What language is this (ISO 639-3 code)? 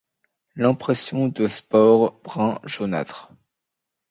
fra